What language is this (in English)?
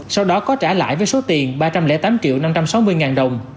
Vietnamese